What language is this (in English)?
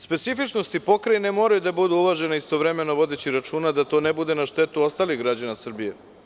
Serbian